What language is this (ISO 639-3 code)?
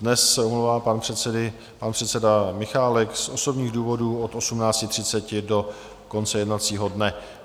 ces